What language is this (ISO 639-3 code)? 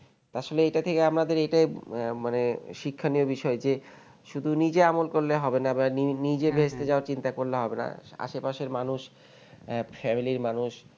ben